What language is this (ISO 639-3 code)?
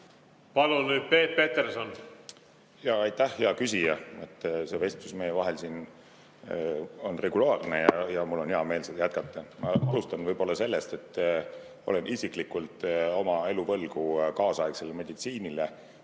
est